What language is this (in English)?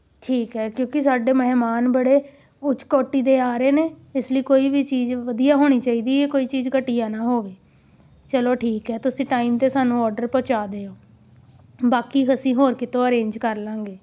Punjabi